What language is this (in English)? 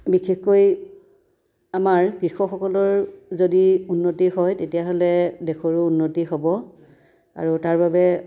Assamese